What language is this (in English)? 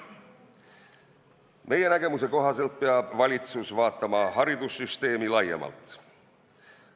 Estonian